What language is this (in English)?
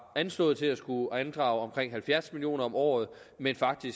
Danish